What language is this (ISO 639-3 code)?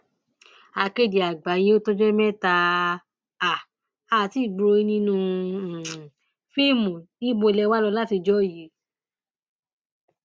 yor